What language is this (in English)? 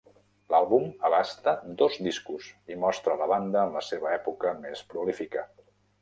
Catalan